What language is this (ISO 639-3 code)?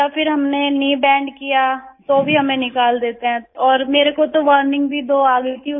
hin